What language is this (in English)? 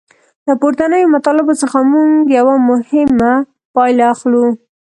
Pashto